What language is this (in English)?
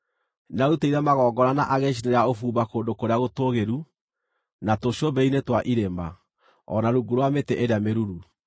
Kikuyu